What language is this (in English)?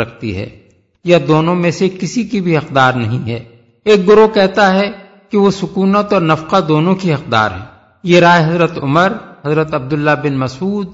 Urdu